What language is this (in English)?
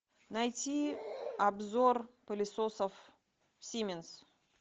Russian